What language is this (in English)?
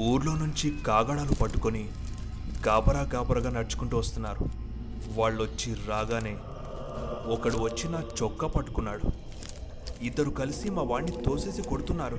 Telugu